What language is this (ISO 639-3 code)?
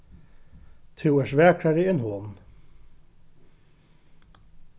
fao